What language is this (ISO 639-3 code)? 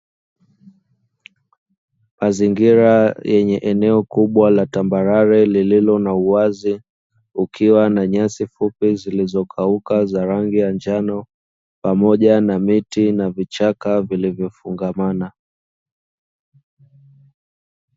swa